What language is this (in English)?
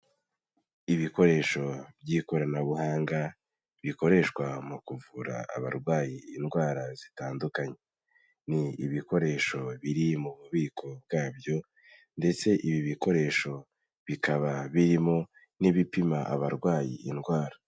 Kinyarwanda